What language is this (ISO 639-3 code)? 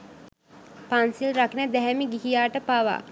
sin